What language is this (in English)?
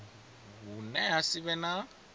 Venda